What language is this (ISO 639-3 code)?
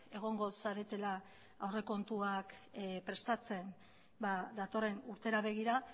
eus